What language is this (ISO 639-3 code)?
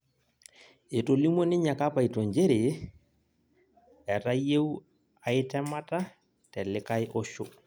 mas